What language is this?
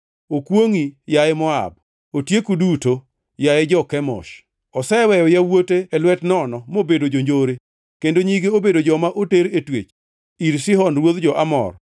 Luo (Kenya and Tanzania)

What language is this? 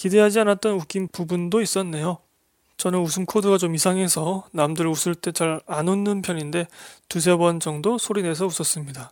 Korean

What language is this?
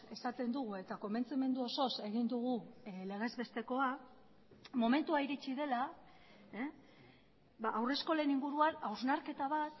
Basque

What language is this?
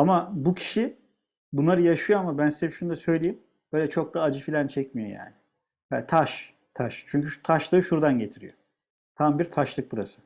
Turkish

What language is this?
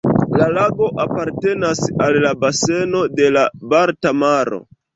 Esperanto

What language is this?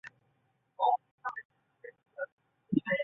Chinese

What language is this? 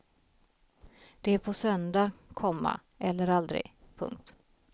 Swedish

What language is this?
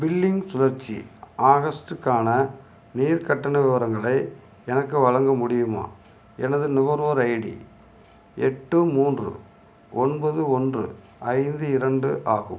Tamil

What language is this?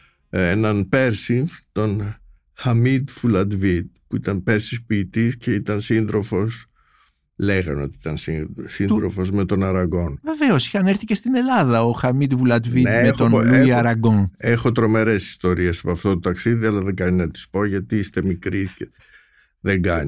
Greek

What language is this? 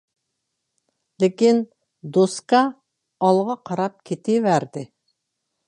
Uyghur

